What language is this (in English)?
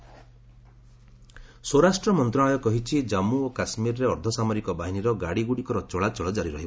Odia